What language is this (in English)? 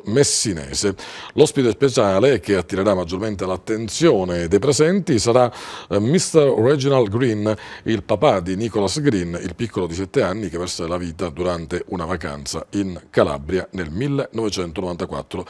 Italian